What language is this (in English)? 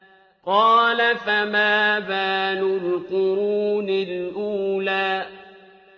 Arabic